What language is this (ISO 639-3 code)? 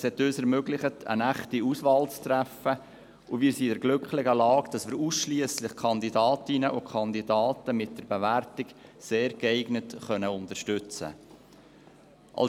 gsw